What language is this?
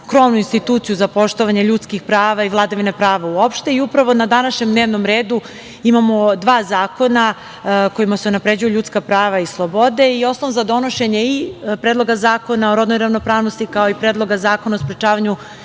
Serbian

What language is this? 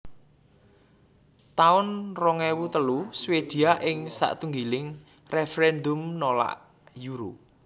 Javanese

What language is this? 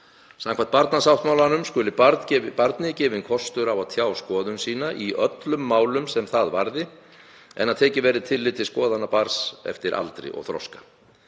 Icelandic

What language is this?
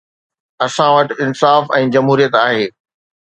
Sindhi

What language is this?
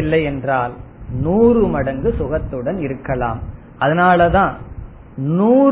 Tamil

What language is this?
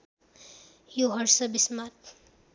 Nepali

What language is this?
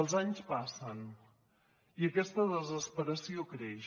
Catalan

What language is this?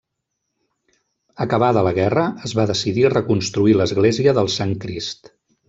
Catalan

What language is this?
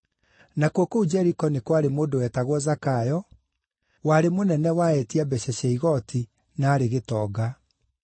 Kikuyu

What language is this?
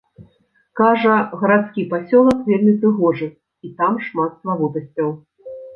Belarusian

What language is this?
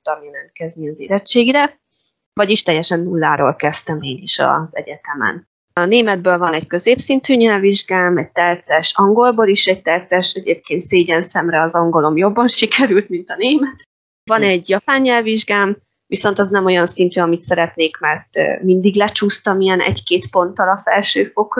Hungarian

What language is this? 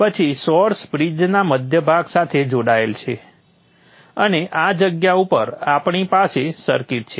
Gujarati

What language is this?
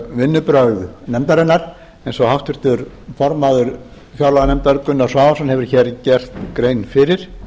Icelandic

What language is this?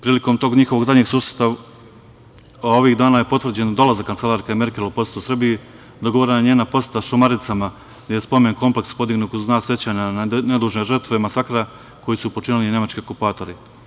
Serbian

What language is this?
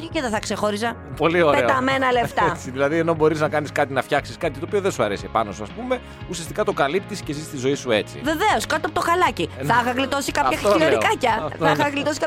Greek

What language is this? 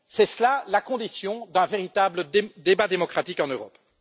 French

